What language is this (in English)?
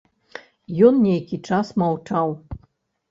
Belarusian